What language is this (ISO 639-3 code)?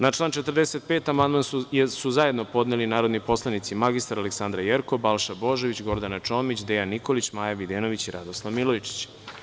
srp